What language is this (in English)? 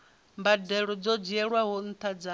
Venda